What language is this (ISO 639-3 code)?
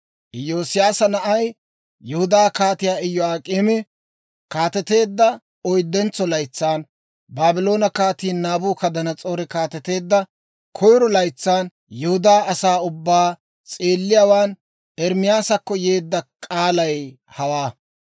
dwr